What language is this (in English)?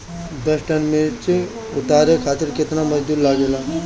Bhojpuri